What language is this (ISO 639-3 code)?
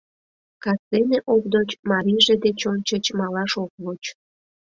chm